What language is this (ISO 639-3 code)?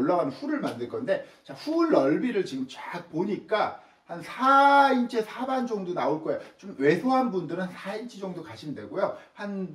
kor